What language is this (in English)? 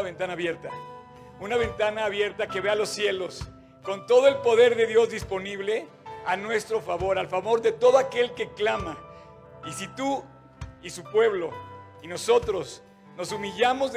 Spanish